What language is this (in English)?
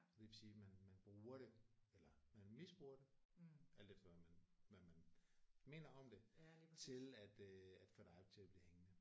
Danish